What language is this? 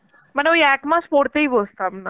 Bangla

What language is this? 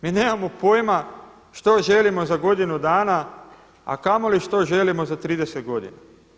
Croatian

